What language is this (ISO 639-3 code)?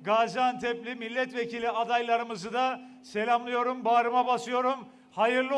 tur